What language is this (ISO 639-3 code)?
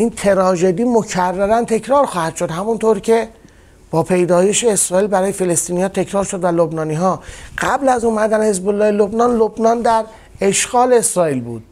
fas